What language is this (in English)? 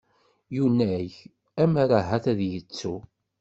Kabyle